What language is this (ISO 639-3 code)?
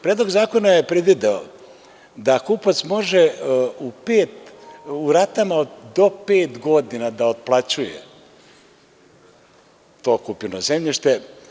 srp